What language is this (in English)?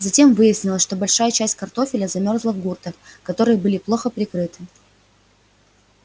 Russian